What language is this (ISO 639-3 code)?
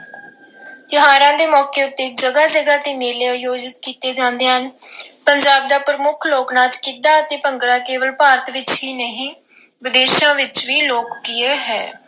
pan